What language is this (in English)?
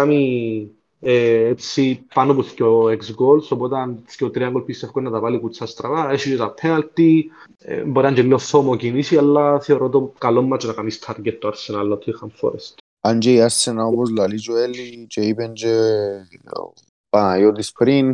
Greek